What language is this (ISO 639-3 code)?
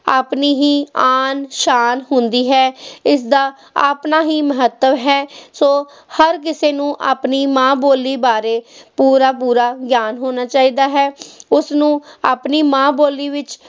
pan